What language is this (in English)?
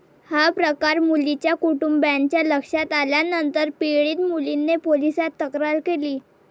Marathi